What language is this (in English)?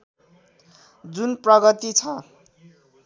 Nepali